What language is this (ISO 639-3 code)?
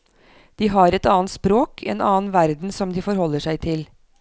nor